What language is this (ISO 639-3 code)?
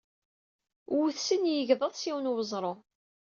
kab